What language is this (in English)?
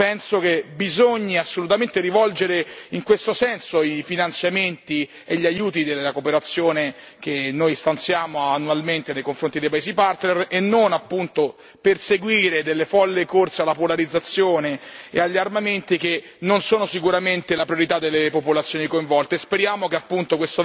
Italian